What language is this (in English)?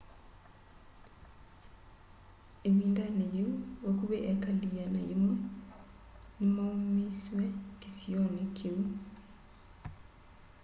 Kamba